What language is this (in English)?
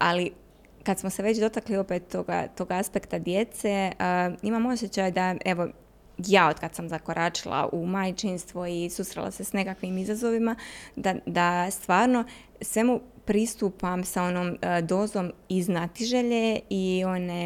Croatian